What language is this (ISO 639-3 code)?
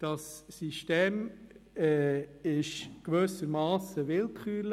gsw